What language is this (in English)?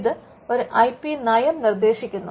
Malayalam